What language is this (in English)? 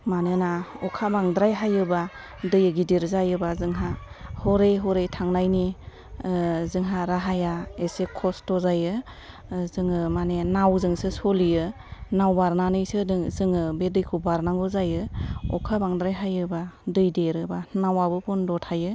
Bodo